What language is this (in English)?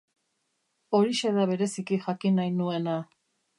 Basque